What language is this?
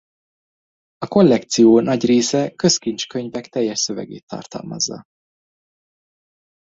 Hungarian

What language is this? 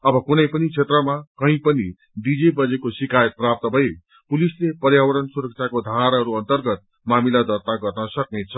Nepali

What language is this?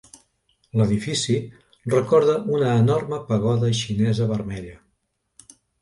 Catalan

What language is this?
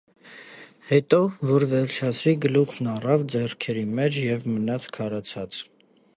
Armenian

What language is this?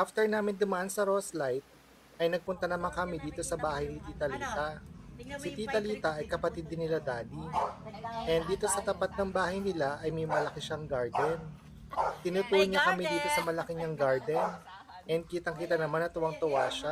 Filipino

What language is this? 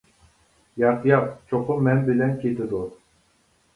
Uyghur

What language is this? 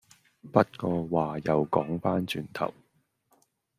Cantonese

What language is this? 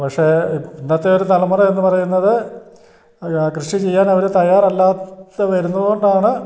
Malayalam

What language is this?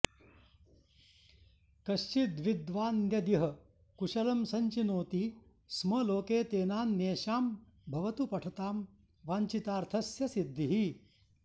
Sanskrit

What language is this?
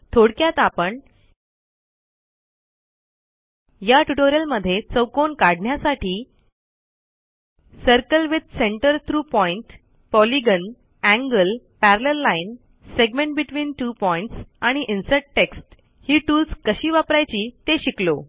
Marathi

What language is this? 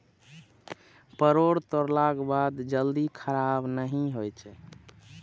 Maithili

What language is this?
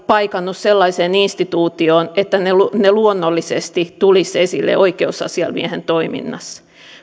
Finnish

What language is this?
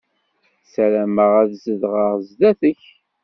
Kabyle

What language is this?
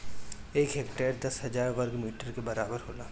Bhojpuri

